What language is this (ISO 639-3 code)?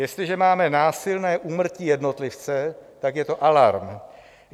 ces